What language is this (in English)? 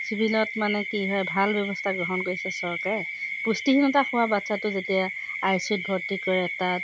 Assamese